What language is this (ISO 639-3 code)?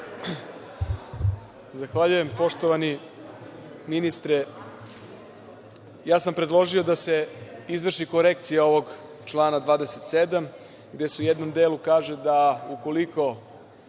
srp